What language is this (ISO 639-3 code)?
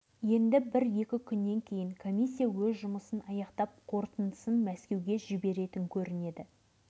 kaz